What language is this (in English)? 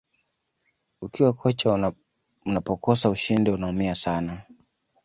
Swahili